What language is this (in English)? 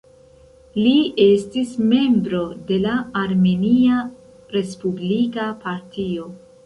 Esperanto